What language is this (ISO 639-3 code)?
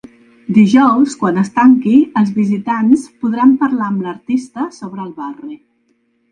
cat